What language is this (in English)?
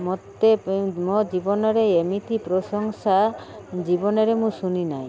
Odia